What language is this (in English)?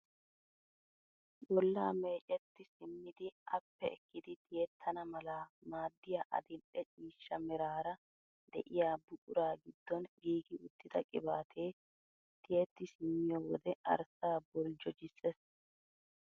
Wolaytta